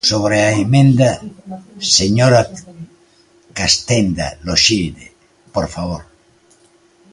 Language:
Galician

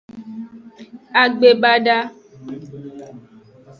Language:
Aja (Benin)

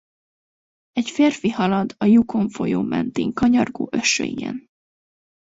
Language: Hungarian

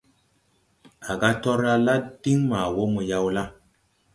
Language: Tupuri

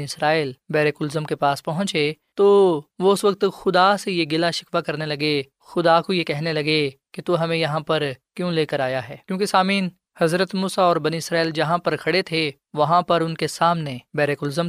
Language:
Urdu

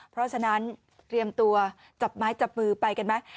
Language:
Thai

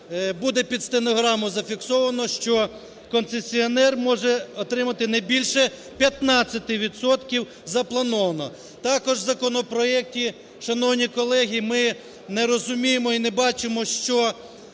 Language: Ukrainian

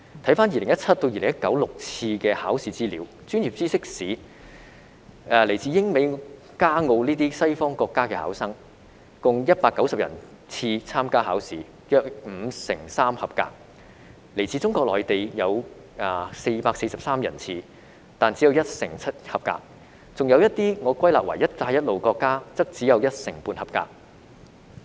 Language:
Cantonese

